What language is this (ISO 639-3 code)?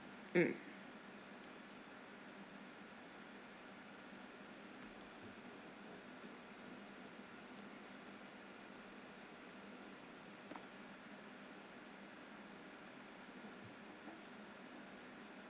eng